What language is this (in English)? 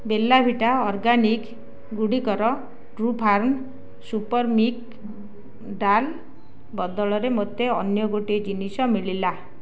Odia